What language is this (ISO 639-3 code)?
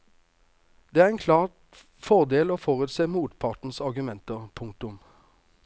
nor